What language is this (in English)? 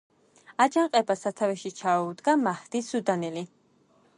Georgian